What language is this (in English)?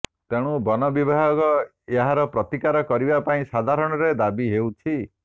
Odia